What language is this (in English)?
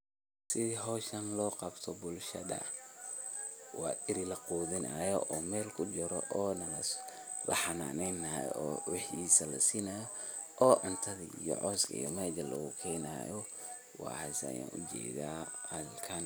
Somali